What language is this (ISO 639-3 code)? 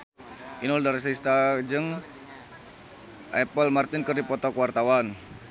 sun